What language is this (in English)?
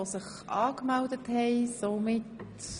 Swiss German